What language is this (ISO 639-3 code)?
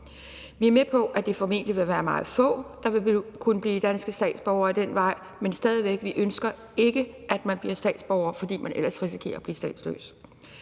dan